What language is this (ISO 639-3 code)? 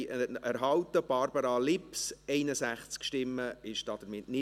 gsw